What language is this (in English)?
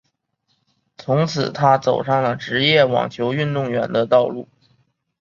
Chinese